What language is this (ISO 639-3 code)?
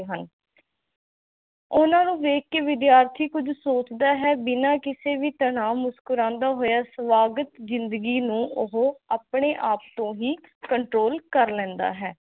pan